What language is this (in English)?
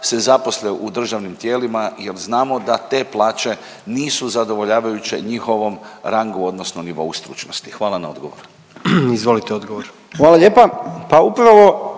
Croatian